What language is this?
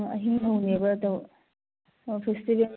Manipuri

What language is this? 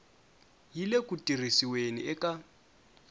Tsonga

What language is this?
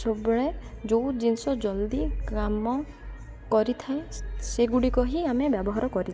Odia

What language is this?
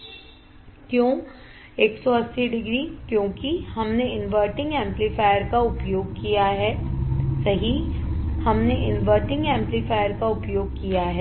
Hindi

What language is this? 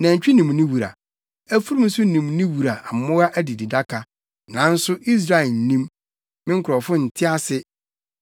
Akan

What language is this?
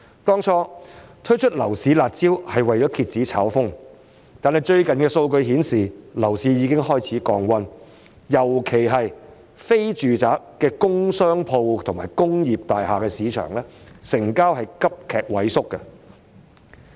Cantonese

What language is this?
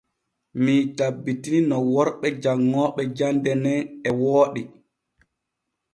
Borgu Fulfulde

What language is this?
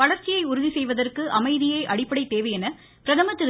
Tamil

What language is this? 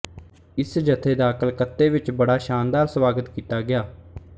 Punjabi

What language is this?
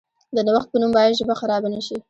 Pashto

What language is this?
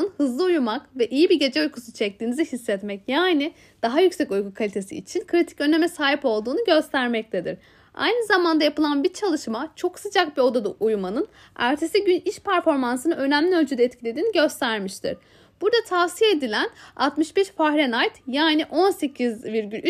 Turkish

